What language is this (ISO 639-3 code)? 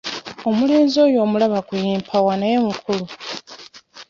lug